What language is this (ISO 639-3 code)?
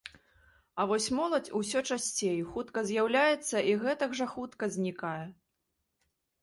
bel